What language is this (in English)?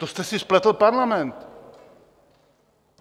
Czech